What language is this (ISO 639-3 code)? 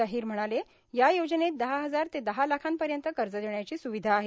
mar